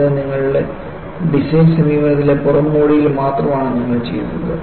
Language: Malayalam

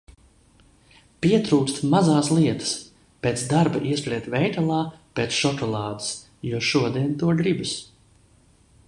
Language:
Latvian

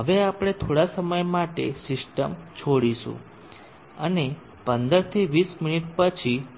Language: Gujarati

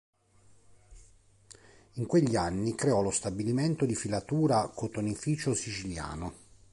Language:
Italian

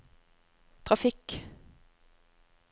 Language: Norwegian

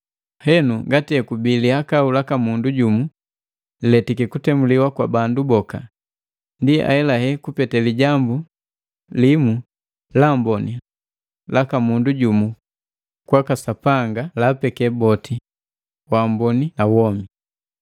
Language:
Matengo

